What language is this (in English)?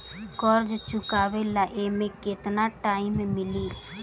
Bhojpuri